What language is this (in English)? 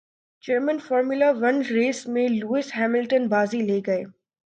Urdu